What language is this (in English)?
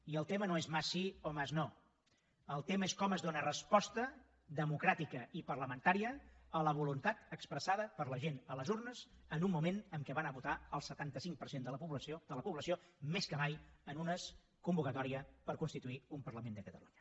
Catalan